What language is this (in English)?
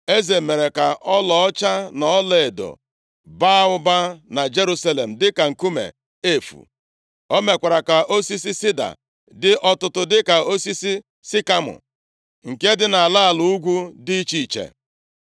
Igbo